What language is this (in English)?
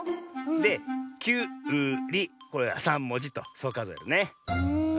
Japanese